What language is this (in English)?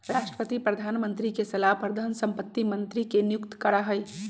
Magahi